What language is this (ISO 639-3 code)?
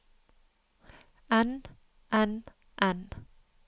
nor